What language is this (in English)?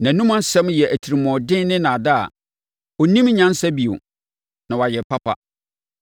Akan